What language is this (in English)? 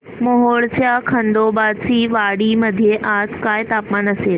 Marathi